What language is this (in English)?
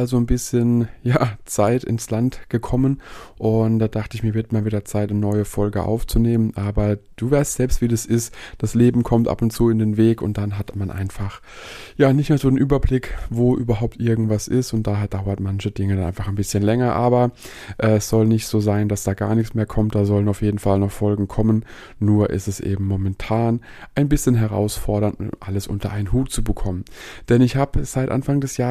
German